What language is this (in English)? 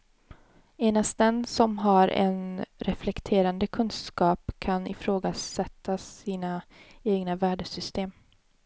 Swedish